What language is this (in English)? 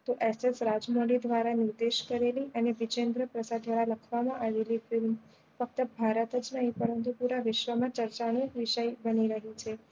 Gujarati